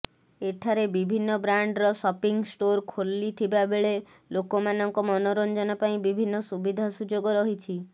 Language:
Odia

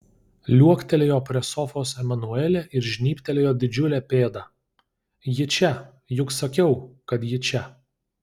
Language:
Lithuanian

